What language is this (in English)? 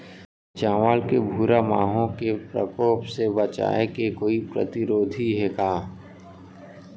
Chhattisgarhi